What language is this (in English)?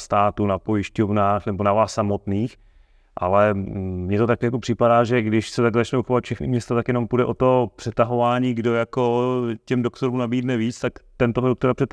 Czech